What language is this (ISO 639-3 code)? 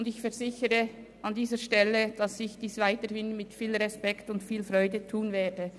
gsw